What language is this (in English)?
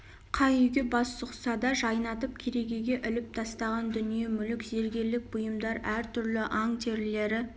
Kazakh